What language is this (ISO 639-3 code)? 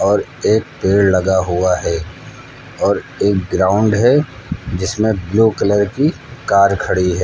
hin